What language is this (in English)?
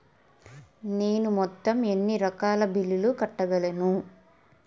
Telugu